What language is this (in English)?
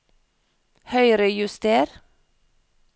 Norwegian